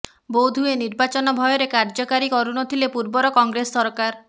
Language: Odia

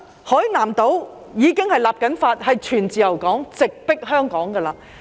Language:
Cantonese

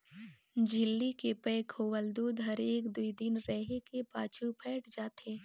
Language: Chhattisgarhi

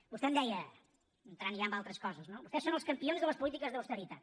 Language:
Catalan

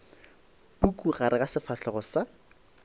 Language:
Northern Sotho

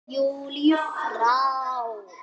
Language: Icelandic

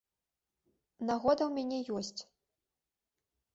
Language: Belarusian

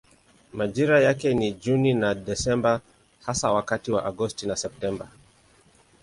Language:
Swahili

